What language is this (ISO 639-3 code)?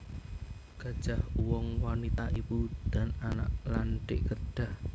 jav